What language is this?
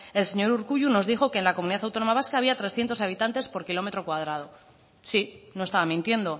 Spanish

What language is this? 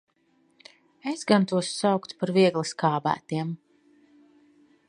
Latvian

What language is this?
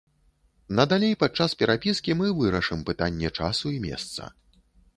Belarusian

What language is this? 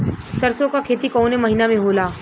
Bhojpuri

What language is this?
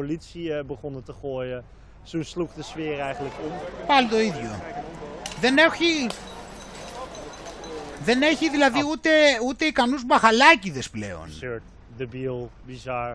Greek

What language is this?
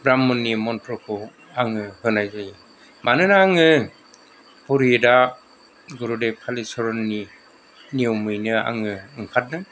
Bodo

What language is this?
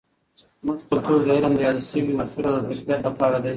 Pashto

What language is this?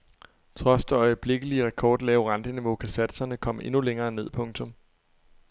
Danish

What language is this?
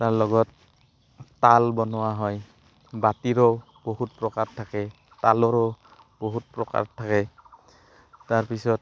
Assamese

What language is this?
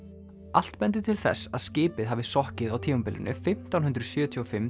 Icelandic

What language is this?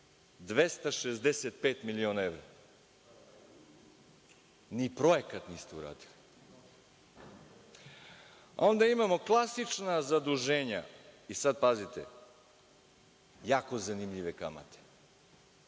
Serbian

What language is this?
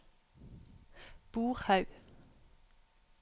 Norwegian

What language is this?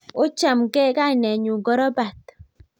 Kalenjin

